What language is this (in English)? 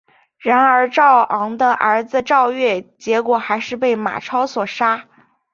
Chinese